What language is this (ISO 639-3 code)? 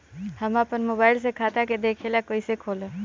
bho